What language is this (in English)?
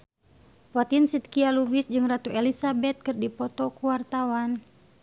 Sundanese